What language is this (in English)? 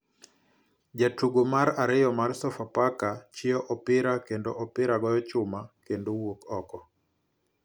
Luo (Kenya and Tanzania)